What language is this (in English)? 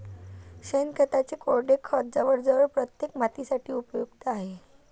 Marathi